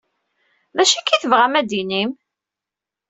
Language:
Kabyle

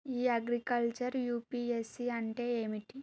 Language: Telugu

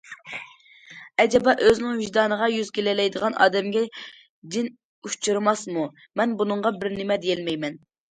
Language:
Uyghur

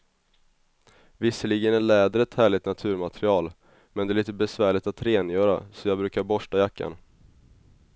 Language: Swedish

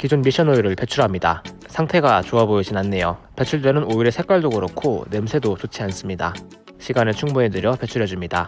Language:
Korean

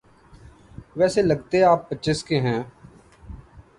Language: Urdu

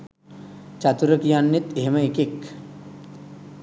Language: Sinhala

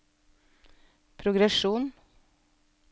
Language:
Norwegian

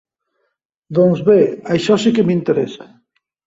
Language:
Catalan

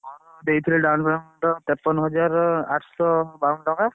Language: Odia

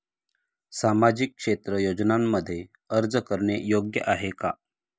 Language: Marathi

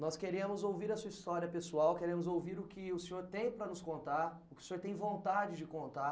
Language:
Portuguese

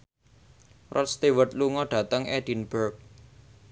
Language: Javanese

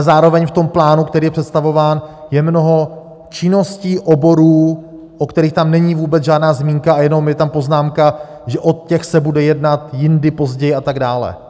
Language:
Czech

